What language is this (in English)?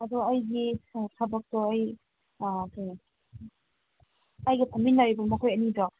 Manipuri